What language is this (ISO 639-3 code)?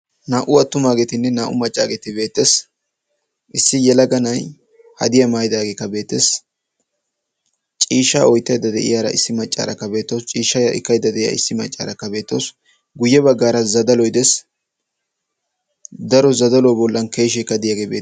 wal